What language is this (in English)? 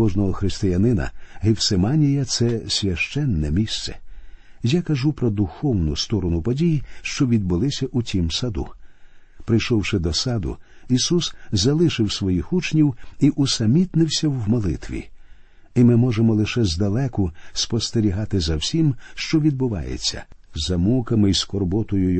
Ukrainian